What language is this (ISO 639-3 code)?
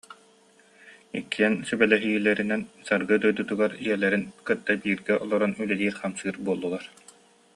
sah